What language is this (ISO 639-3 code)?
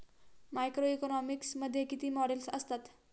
mar